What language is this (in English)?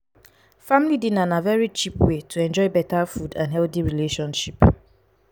Nigerian Pidgin